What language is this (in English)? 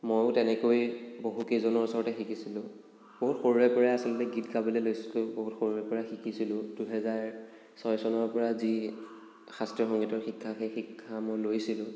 Assamese